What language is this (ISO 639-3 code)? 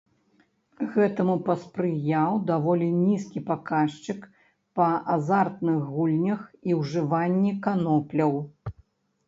bel